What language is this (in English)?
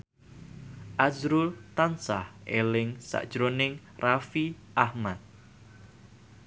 Javanese